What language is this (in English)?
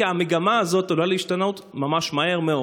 Hebrew